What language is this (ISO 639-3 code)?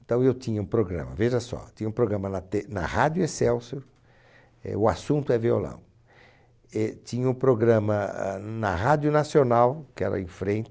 por